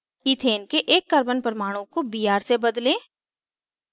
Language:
Hindi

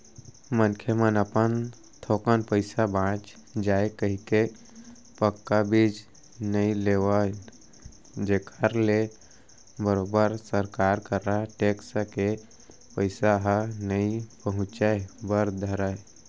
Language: Chhattisgarhi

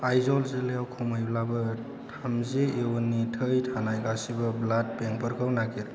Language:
Bodo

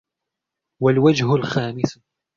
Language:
Arabic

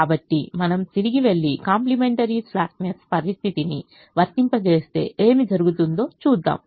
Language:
Telugu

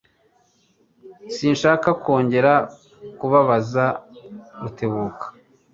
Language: Kinyarwanda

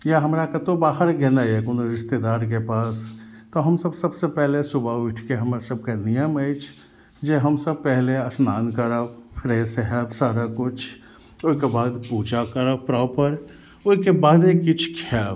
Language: Maithili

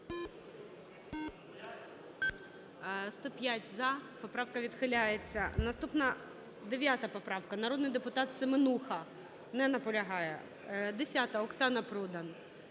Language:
Ukrainian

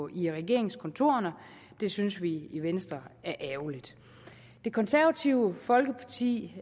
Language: Danish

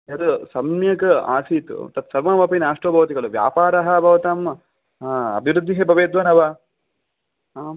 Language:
Sanskrit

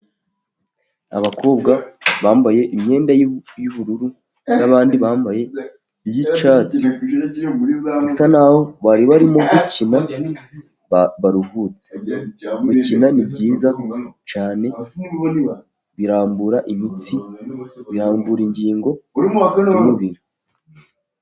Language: Kinyarwanda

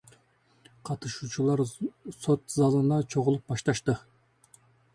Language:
Kyrgyz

